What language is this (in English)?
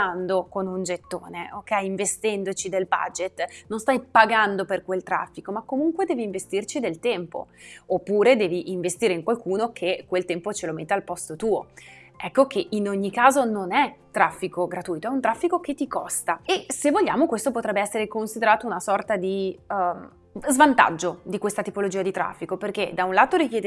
Italian